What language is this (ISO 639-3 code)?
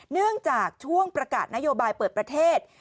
tha